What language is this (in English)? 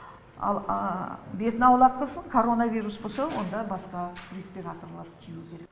Kazakh